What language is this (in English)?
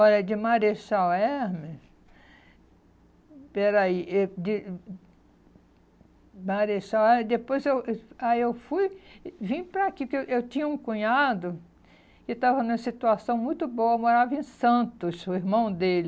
Portuguese